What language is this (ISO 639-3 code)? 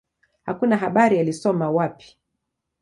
swa